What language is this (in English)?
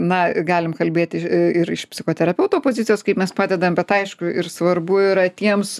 Lithuanian